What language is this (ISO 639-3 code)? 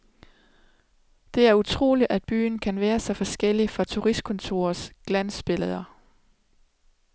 dan